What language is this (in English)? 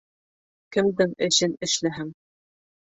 Bashkir